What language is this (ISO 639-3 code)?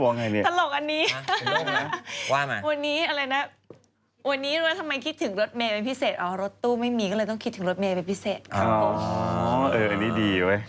tha